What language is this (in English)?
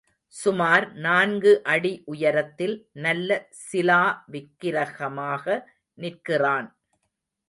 Tamil